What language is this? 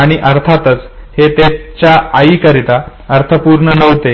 Marathi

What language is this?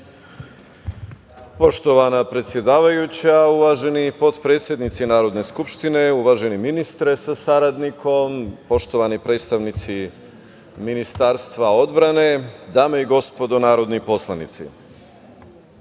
Serbian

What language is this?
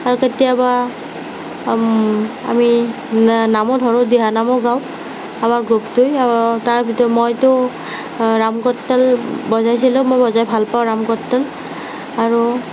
Assamese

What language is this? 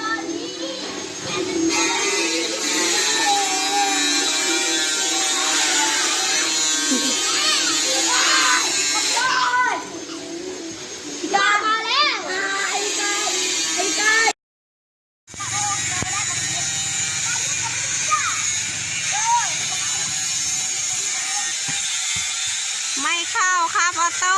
Thai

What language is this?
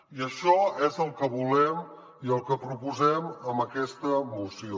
Catalan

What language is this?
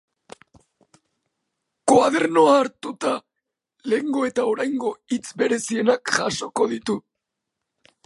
Basque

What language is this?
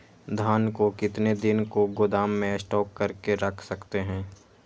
Magahi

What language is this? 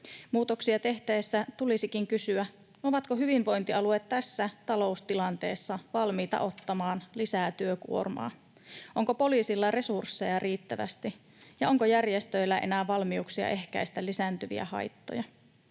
Finnish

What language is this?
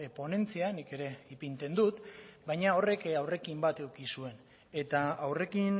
Basque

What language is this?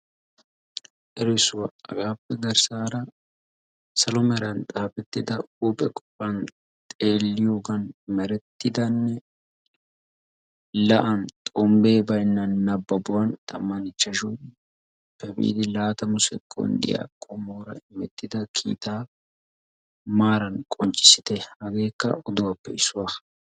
Wolaytta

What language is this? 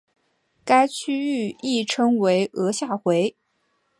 Chinese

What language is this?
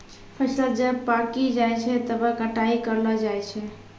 Maithili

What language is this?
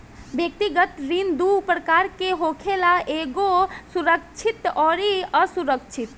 Bhojpuri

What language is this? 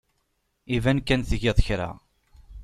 Kabyle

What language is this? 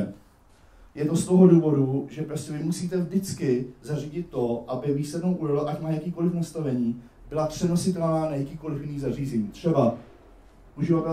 Czech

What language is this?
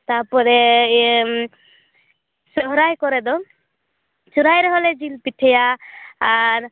Santali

